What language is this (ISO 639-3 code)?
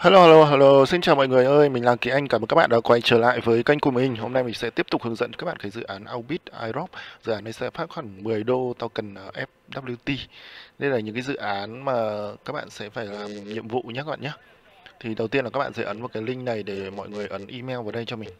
vie